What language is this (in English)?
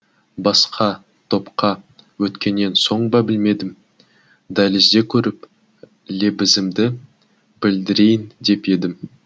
Kazakh